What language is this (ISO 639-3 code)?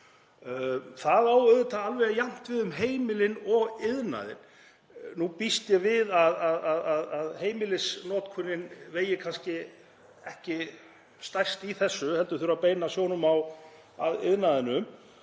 isl